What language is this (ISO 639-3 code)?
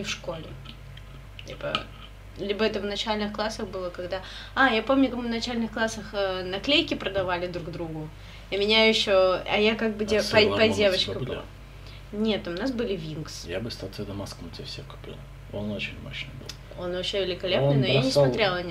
rus